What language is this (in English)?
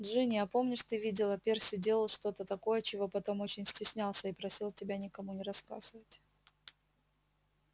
Russian